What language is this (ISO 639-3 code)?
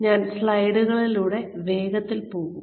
mal